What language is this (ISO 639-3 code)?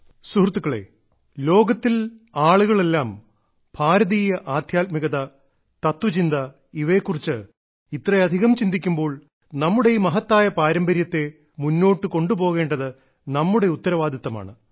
mal